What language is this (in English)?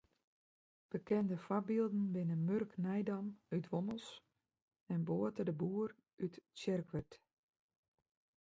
Western Frisian